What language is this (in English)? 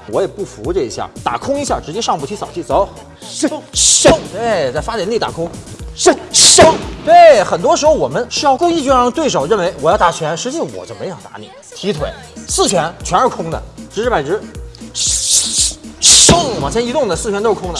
Chinese